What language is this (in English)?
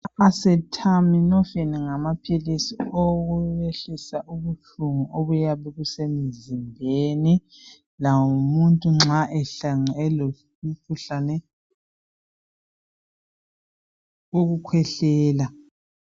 North Ndebele